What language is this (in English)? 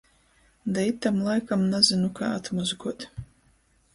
Latgalian